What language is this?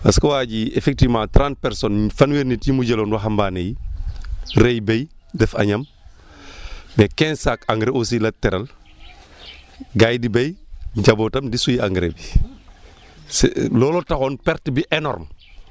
Wolof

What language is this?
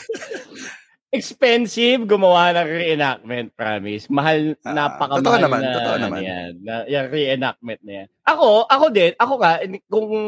Filipino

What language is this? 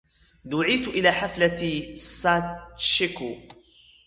Arabic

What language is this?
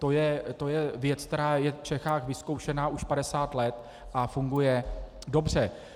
Czech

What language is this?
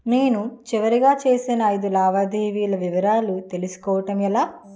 Telugu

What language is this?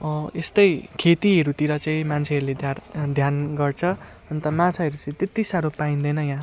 Nepali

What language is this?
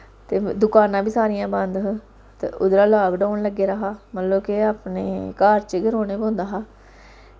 Dogri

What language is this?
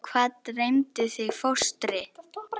Icelandic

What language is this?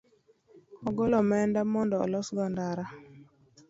Luo (Kenya and Tanzania)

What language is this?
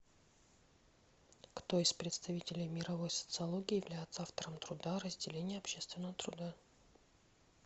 Russian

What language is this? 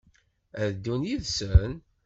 Kabyle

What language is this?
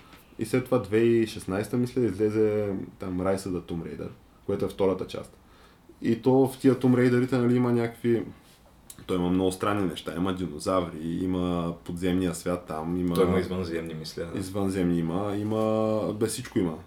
Bulgarian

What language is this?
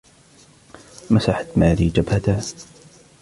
Arabic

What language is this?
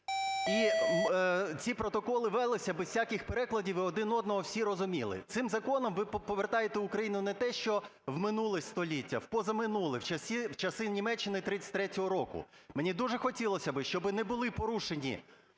Ukrainian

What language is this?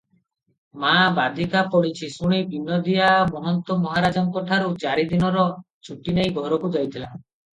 Odia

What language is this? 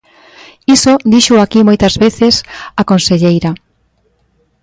Galician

